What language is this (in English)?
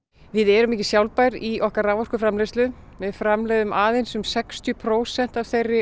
Icelandic